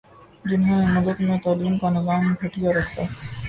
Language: Urdu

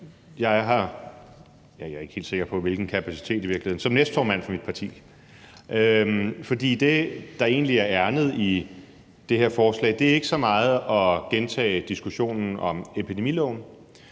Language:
Danish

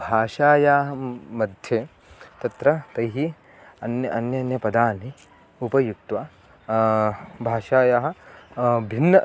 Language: Sanskrit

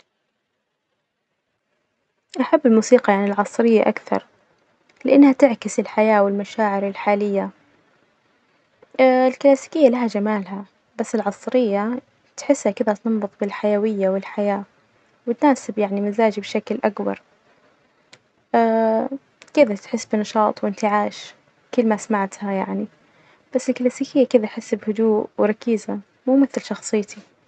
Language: Najdi Arabic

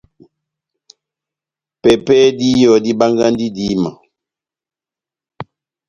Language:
Batanga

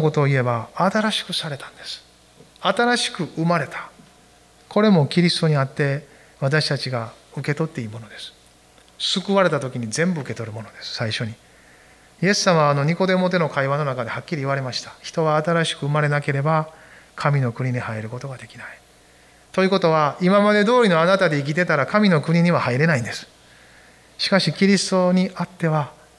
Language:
Japanese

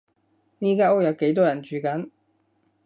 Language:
Cantonese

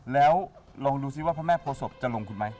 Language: Thai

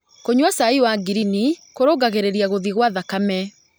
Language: Kikuyu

